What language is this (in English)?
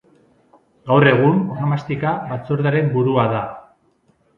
Basque